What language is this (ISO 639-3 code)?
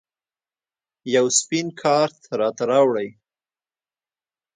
pus